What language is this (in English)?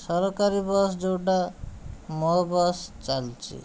Odia